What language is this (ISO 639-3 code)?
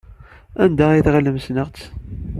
kab